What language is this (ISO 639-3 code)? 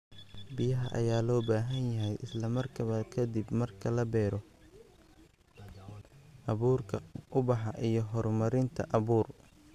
som